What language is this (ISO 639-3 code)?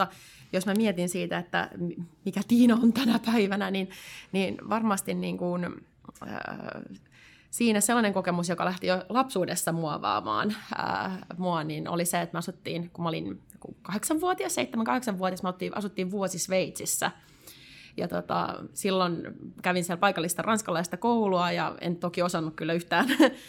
fin